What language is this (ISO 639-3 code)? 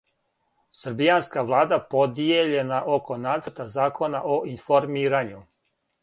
srp